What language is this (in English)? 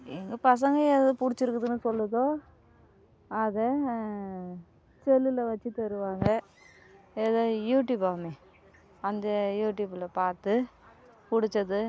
Tamil